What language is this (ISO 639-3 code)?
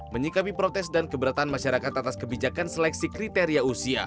ind